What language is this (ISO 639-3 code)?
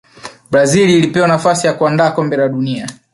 swa